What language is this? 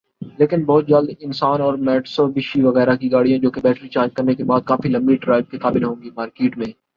Urdu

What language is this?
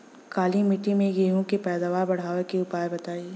Bhojpuri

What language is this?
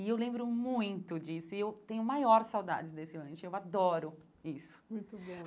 Portuguese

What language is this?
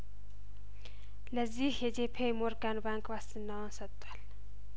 Amharic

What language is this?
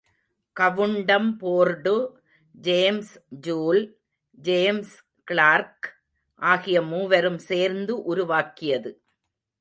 Tamil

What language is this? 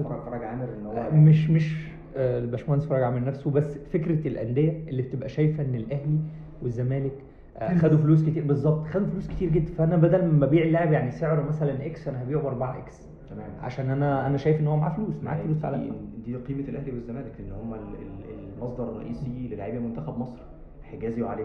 Arabic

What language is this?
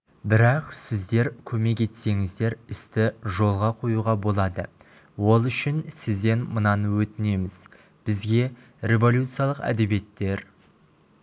Kazakh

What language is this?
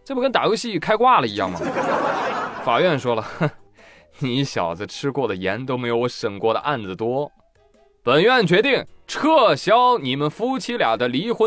Chinese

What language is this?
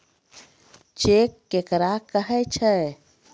Maithili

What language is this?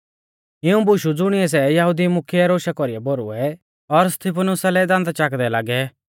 Mahasu Pahari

